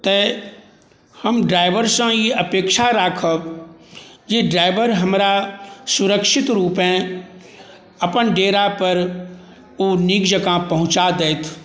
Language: Maithili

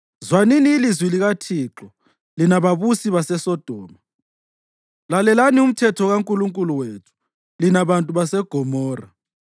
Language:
North Ndebele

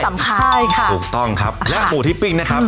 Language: Thai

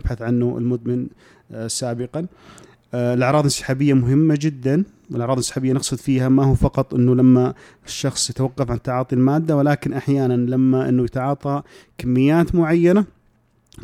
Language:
Arabic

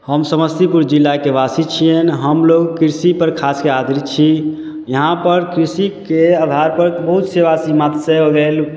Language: Maithili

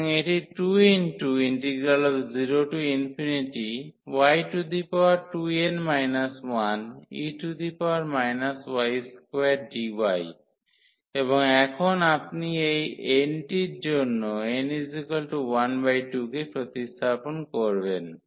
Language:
Bangla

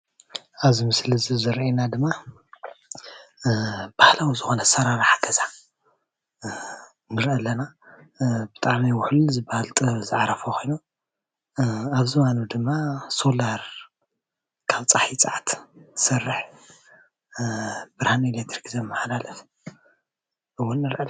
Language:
Tigrinya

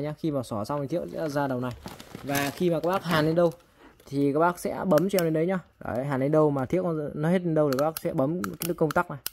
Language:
Vietnamese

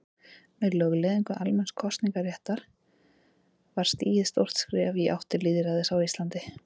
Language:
Icelandic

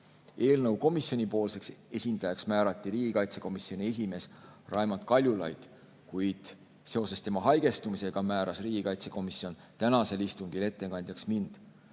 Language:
Estonian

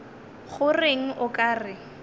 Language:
Northern Sotho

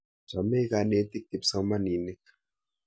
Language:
Kalenjin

